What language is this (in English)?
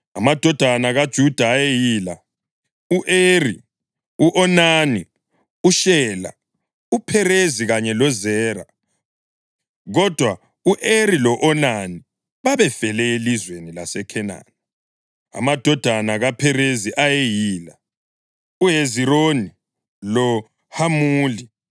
North Ndebele